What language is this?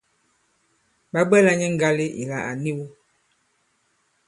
Bankon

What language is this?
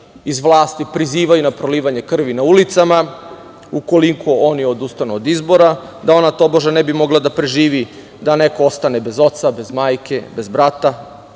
Serbian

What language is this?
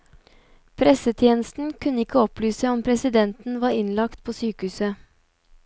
Norwegian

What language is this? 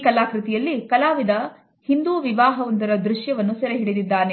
Kannada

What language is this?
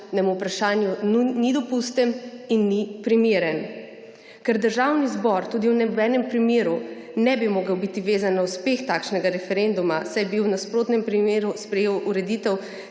Slovenian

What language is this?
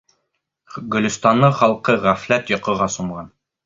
Bashkir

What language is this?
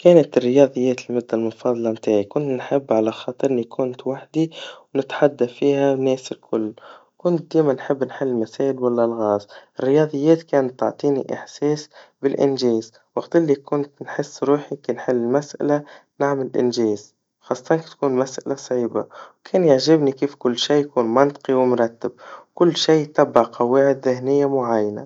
Tunisian Arabic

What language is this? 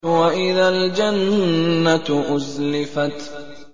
Arabic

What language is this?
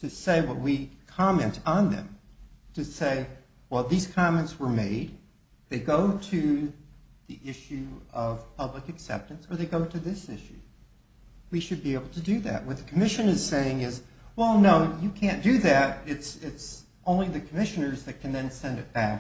English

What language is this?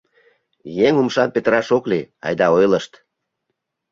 Mari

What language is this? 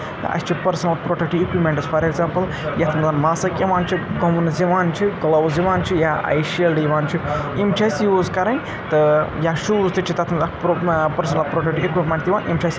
Kashmiri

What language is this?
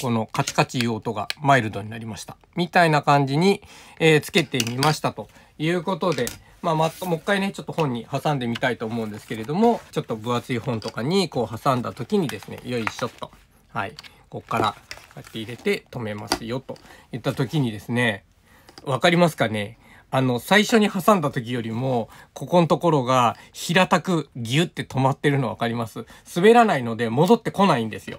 Japanese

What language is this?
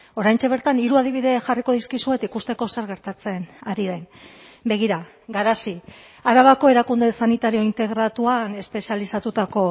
Basque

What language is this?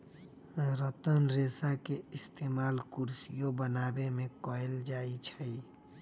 Magahi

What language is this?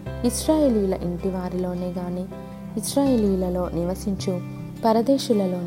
Telugu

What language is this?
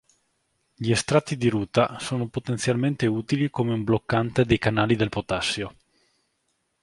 Italian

